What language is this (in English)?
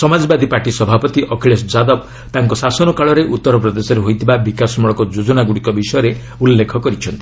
Odia